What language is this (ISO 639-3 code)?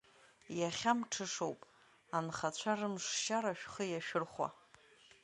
abk